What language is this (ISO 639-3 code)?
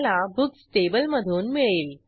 mar